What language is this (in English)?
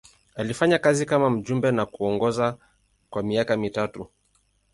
Swahili